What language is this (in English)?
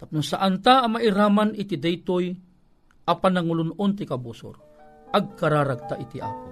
Filipino